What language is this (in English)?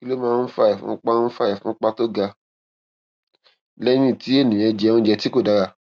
Yoruba